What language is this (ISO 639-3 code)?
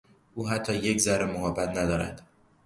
fas